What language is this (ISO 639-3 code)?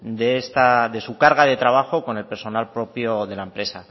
spa